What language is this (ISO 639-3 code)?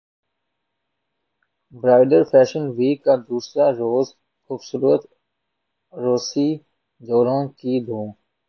urd